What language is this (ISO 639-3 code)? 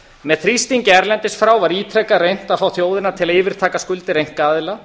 isl